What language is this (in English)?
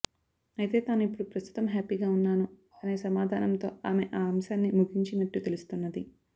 Telugu